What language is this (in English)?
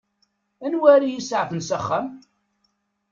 Kabyle